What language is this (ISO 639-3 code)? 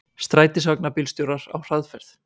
isl